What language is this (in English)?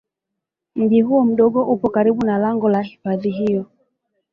Swahili